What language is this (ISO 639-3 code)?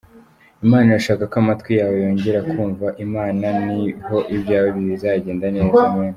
kin